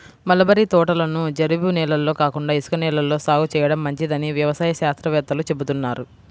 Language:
Telugu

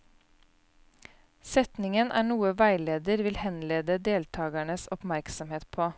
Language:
Norwegian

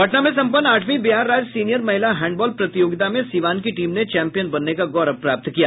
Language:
Hindi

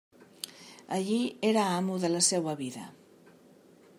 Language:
Catalan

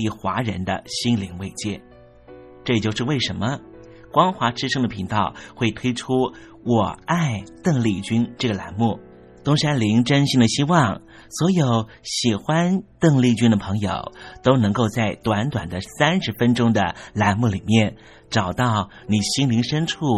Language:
Chinese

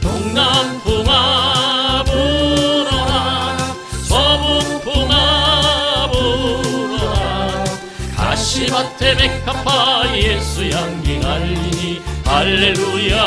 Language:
Korean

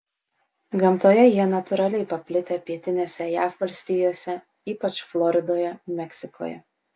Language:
Lithuanian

